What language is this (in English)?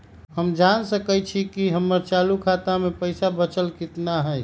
Magahi